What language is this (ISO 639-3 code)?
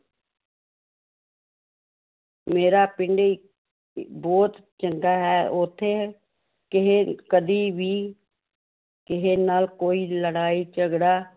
pan